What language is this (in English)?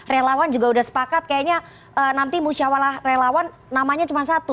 Indonesian